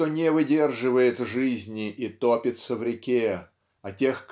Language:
Russian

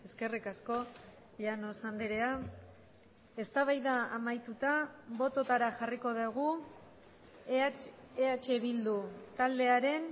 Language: Basque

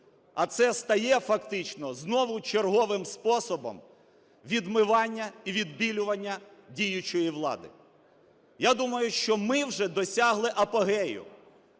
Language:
Ukrainian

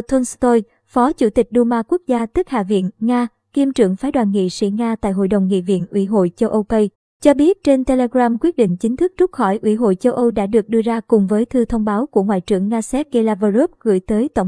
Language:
Vietnamese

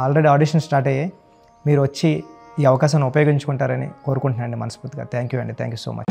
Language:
Telugu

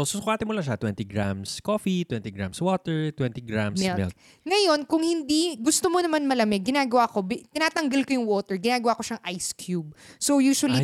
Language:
Filipino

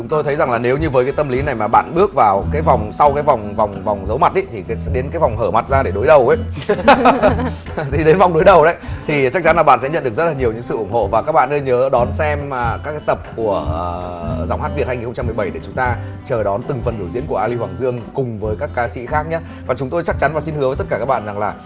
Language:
Vietnamese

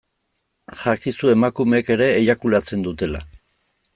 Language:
Basque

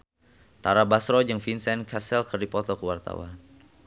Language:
Sundanese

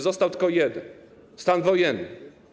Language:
Polish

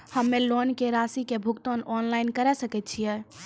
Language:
Maithili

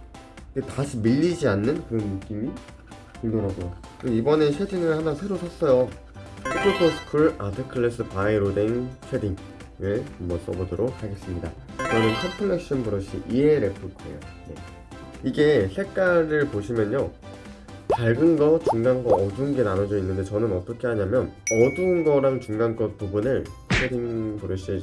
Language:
Korean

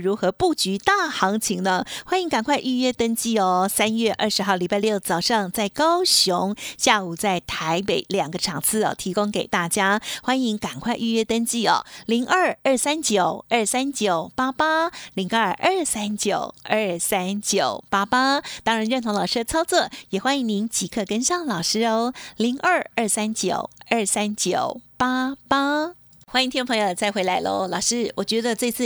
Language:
Chinese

